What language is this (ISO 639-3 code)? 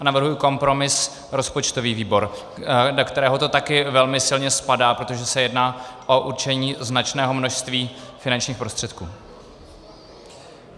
ces